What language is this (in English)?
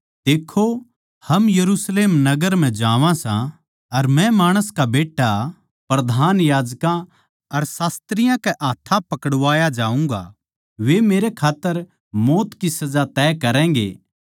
Haryanvi